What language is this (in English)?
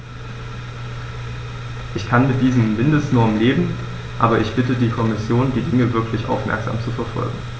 German